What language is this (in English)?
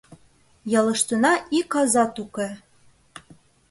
Mari